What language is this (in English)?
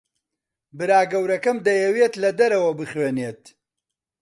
Central Kurdish